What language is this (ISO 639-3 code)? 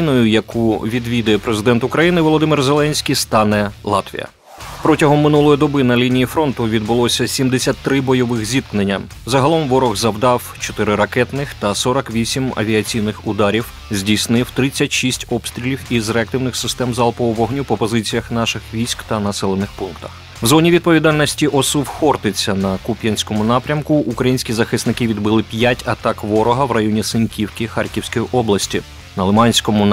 ukr